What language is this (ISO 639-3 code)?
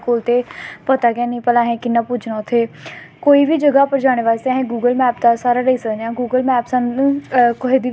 doi